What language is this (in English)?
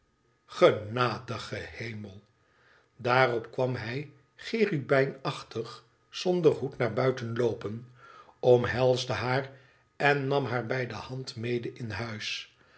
Dutch